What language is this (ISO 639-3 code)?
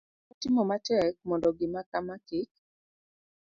luo